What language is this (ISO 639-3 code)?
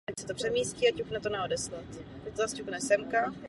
ces